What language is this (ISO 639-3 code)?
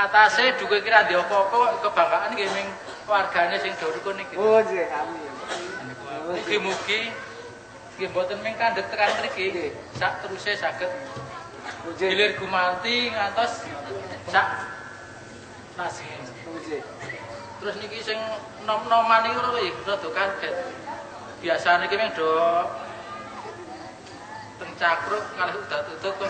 ind